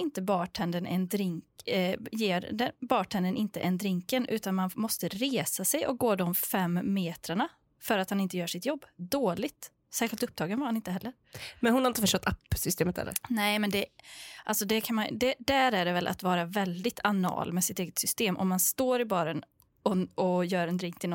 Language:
Swedish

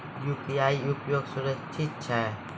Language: Maithili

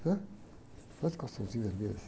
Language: Portuguese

